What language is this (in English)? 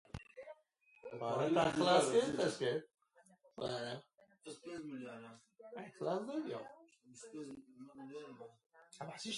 Central Kurdish